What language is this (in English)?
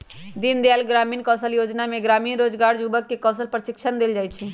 Magahi